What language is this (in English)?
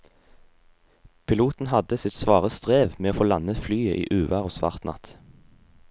Norwegian